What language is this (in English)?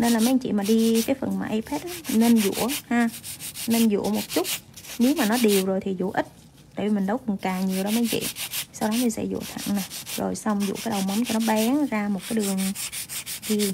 Vietnamese